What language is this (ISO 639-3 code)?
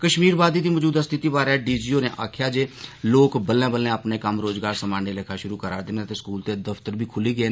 doi